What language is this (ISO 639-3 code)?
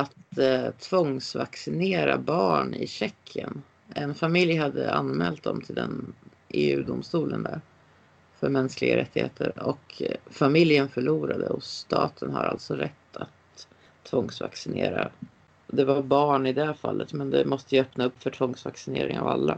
swe